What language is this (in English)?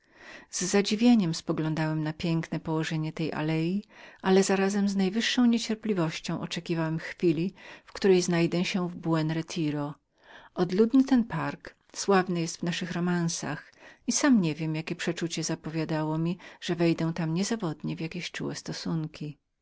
Polish